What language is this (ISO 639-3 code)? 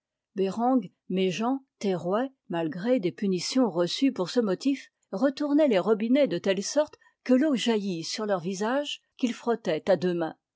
fra